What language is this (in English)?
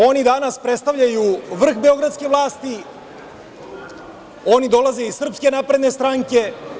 Serbian